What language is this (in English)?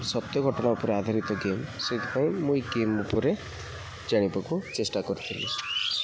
Odia